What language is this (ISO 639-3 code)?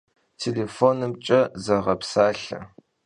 kbd